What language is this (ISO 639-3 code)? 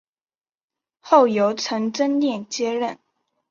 zho